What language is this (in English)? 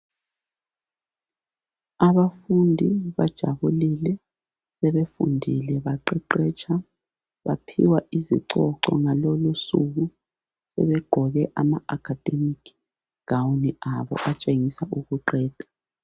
North Ndebele